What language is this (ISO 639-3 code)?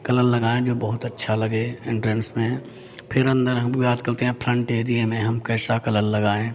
hin